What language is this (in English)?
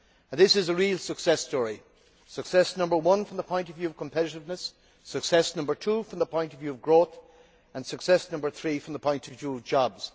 English